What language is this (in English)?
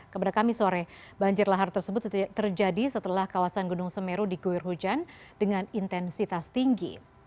Indonesian